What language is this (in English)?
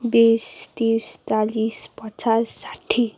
Nepali